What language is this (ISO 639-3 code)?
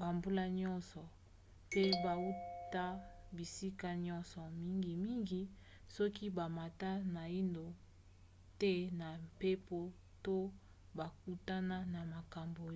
lin